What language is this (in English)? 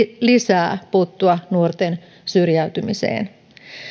Finnish